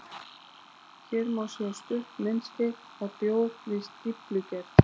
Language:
Icelandic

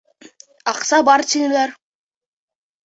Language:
Bashkir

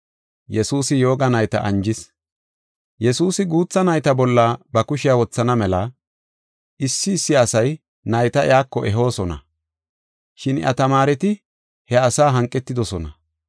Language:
Gofa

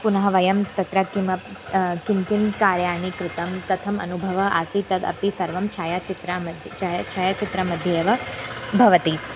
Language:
Sanskrit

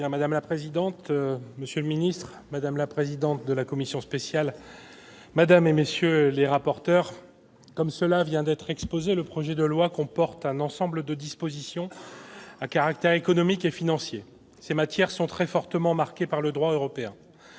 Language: French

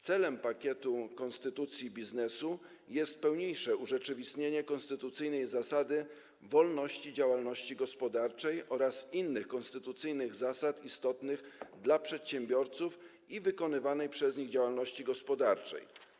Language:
Polish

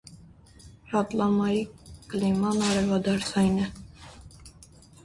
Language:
Armenian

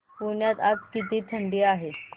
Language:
Marathi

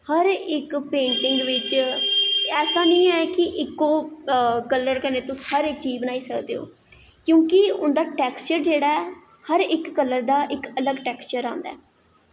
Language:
Dogri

